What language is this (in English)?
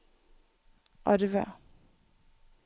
Norwegian